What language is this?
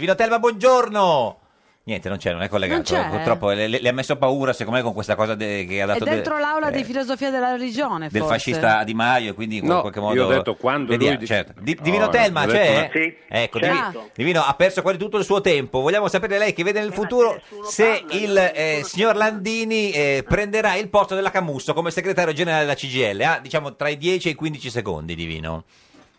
Italian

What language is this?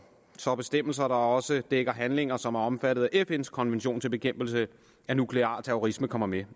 Danish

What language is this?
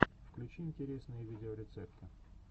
Russian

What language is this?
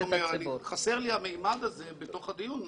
Hebrew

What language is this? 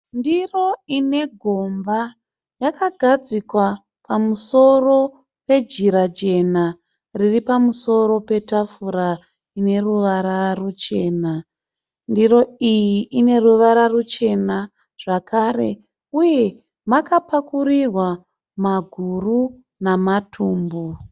Shona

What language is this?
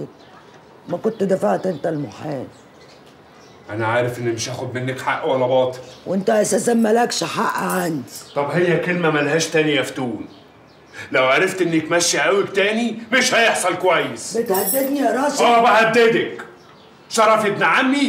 Arabic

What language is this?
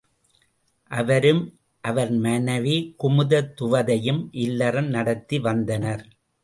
Tamil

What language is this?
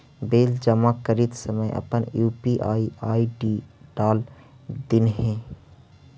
Magahi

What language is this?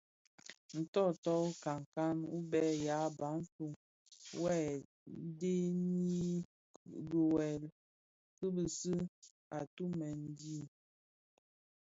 Bafia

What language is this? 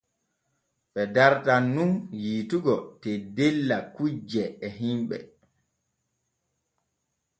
Borgu Fulfulde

